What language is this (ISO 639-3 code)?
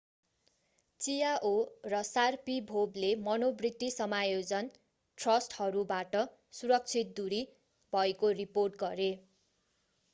nep